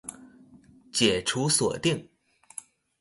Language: Chinese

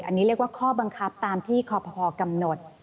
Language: Thai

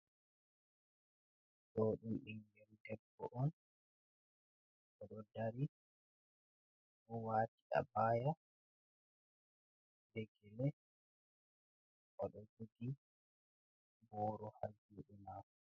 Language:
Fula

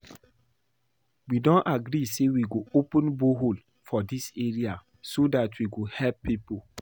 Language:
Nigerian Pidgin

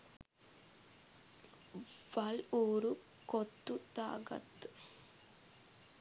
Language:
Sinhala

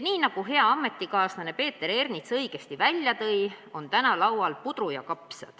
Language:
Estonian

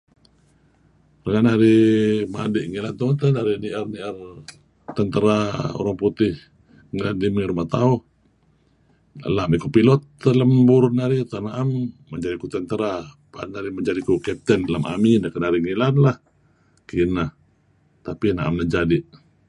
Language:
Kelabit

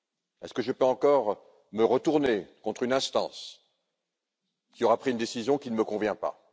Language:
French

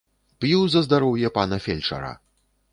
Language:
Belarusian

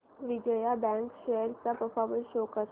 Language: Marathi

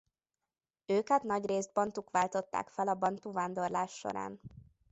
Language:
Hungarian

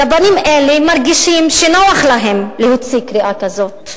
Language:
Hebrew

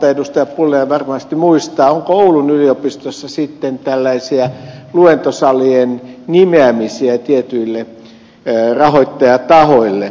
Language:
Finnish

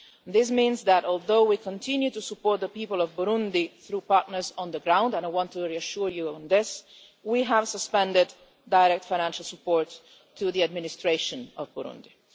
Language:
English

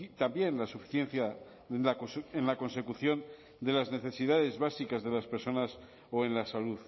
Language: Spanish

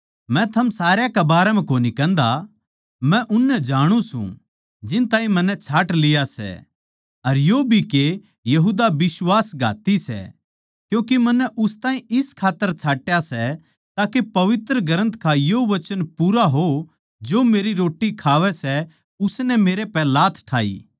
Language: Haryanvi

